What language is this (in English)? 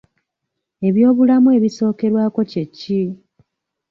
Ganda